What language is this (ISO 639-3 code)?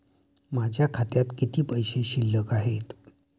mar